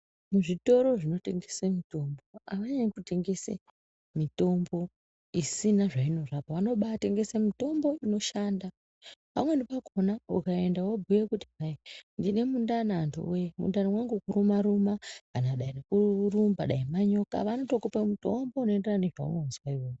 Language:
Ndau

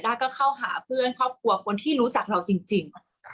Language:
Thai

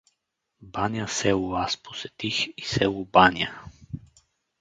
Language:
Bulgarian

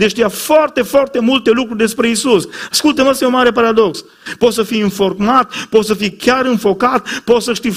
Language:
Romanian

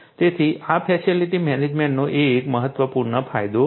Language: Gujarati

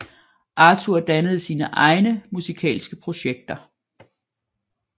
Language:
Danish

